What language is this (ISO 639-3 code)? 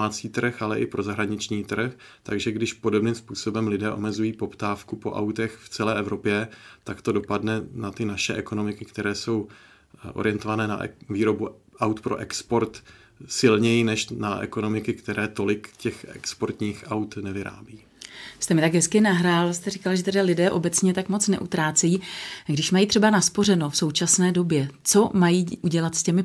ces